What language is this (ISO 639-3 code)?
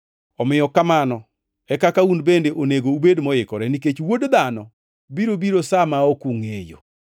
luo